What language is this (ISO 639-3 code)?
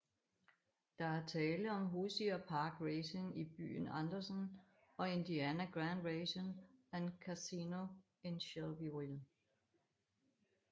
dan